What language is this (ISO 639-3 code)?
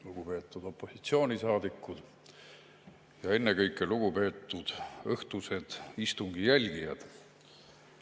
est